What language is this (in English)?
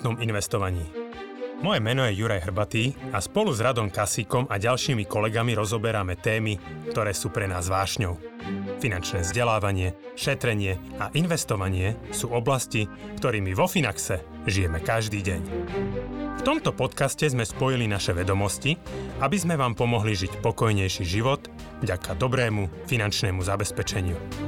Slovak